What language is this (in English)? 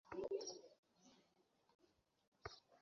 Bangla